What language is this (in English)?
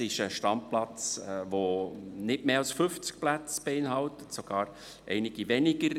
Swiss German